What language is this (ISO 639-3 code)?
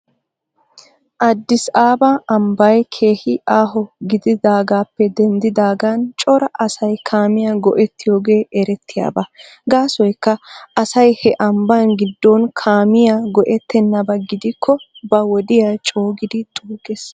wal